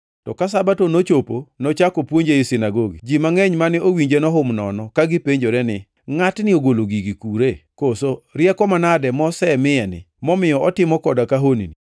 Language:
Luo (Kenya and Tanzania)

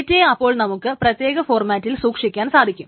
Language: Malayalam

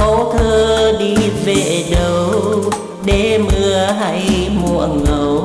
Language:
Vietnamese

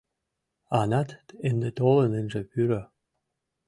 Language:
Mari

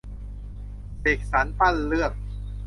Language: Thai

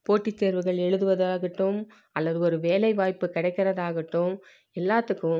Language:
Tamil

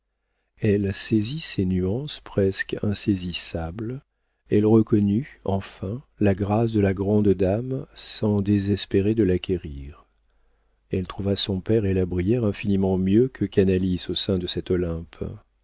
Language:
French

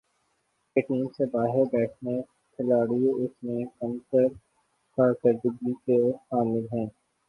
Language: Urdu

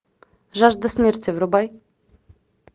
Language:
Russian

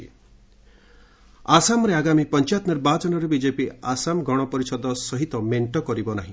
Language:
Odia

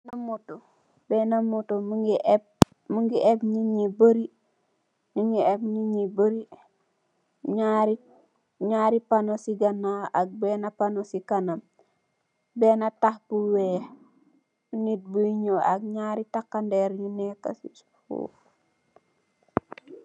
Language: Wolof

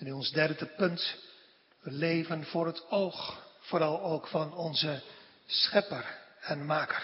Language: Dutch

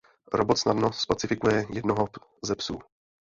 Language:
Czech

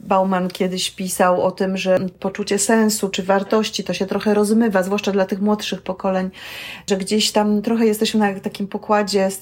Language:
Polish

